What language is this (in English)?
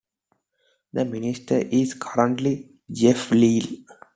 English